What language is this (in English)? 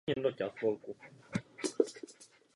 Czech